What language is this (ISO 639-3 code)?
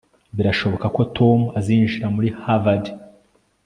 kin